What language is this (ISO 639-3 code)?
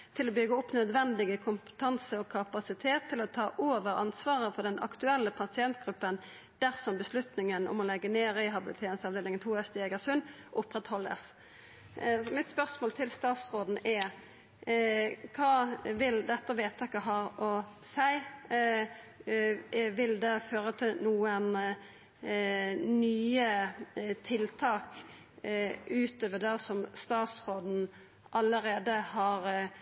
nno